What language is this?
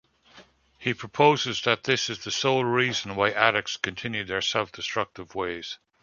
English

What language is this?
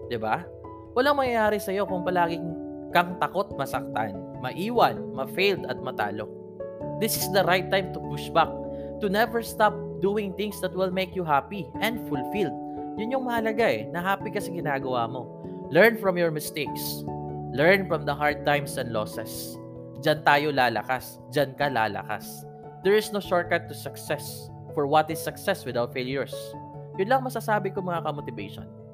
Filipino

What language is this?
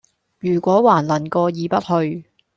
Cantonese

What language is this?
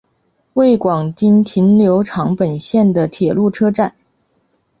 Chinese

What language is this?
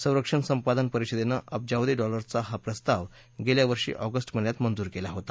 Marathi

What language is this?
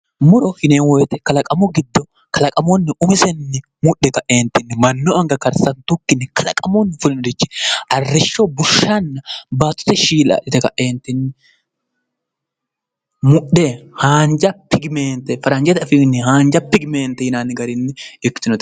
Sidamo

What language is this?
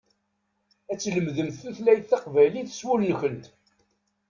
Kabyle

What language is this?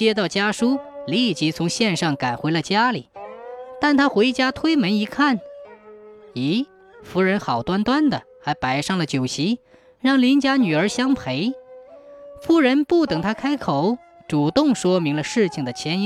Chinese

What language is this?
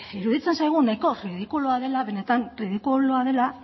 Basque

